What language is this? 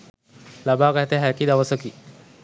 Sinhala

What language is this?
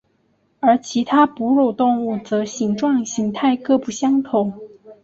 Chinese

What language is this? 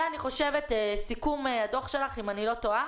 Hebrew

